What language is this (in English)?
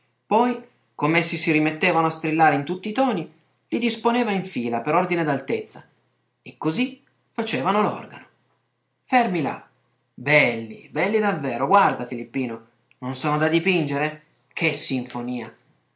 Italian